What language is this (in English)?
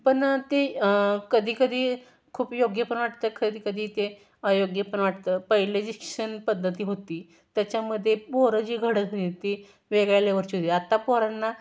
Marathi